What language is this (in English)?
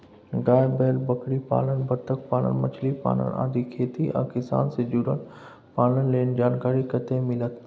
Maithili